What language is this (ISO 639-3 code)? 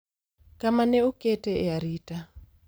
luo